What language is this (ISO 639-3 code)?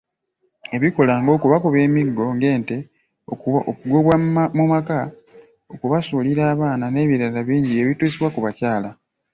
lug